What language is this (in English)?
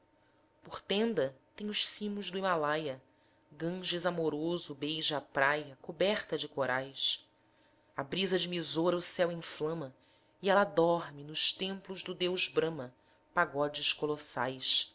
Portuguese